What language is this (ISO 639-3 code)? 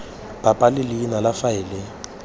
tsn